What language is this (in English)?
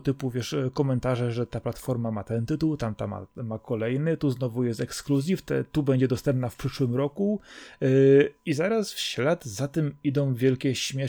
Polish